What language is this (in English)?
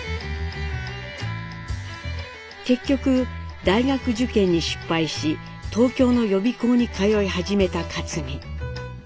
Japanese